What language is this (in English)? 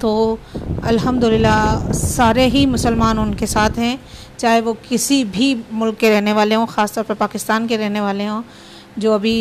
Urdu